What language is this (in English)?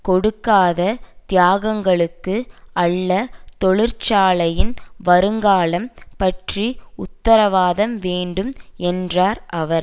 Tamil